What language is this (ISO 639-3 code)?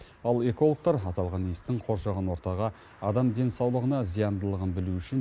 kaz